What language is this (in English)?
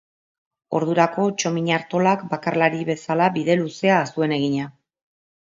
Basque